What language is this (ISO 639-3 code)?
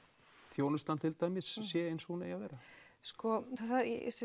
isl